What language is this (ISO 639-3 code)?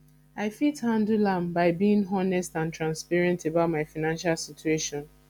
pcm